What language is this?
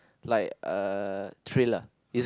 English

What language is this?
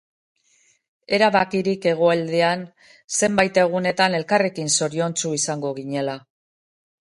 Basque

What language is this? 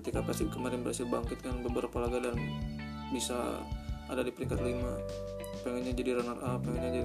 Indonesian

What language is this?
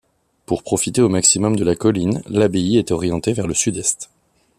French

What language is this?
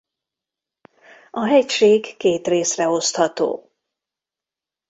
Hungarian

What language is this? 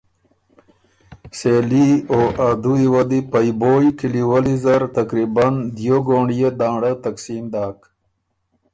Ormuri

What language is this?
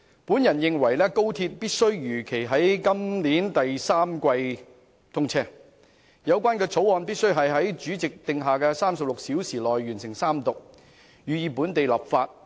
Cantonese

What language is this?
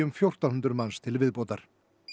Icelandic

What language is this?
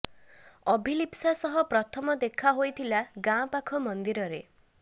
Odia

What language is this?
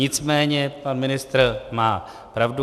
Czech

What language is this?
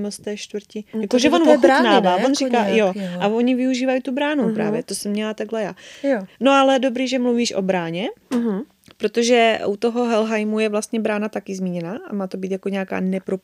Czech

